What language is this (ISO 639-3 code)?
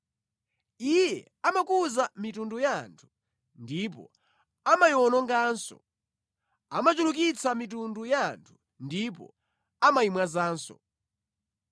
nya